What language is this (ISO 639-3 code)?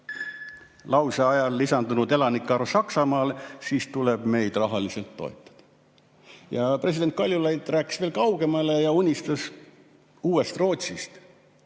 est